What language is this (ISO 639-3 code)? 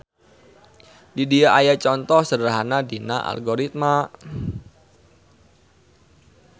sun